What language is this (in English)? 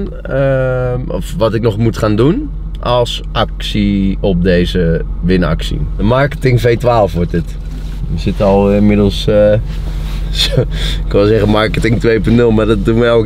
Dutch